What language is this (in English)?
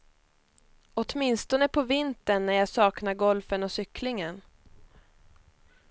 Swedish